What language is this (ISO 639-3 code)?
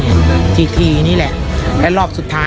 tha